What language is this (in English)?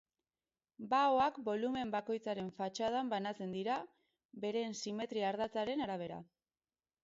Basque